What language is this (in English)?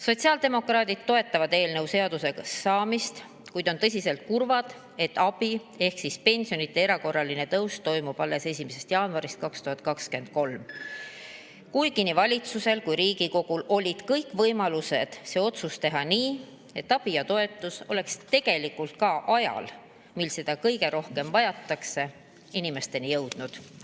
Estonian